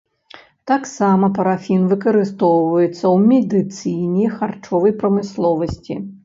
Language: Belarusian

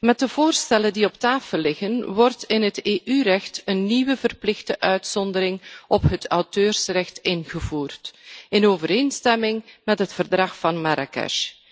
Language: Dutch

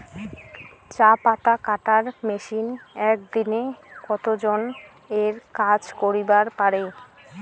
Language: Bangla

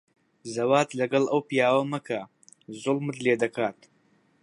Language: Central Kurdish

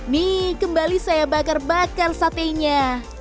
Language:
Indonesian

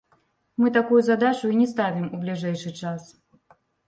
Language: Belarusian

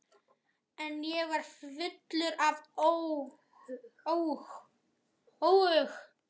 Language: Icelandic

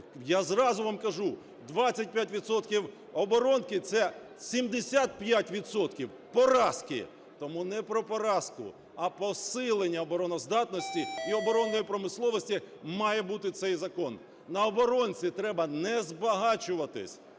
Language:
Ukrainian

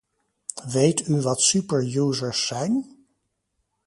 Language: Dutch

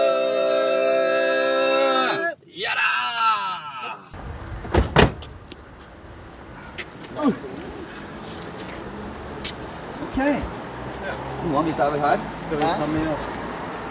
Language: Norwegian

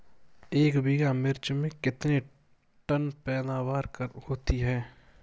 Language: Hindi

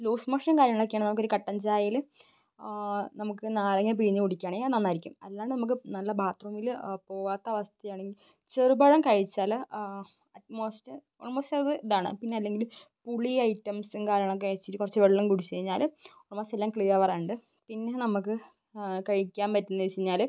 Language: Malayalam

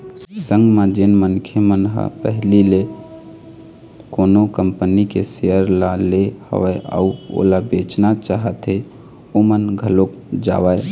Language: Chhattisgarhi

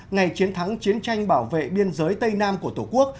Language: Vietnamese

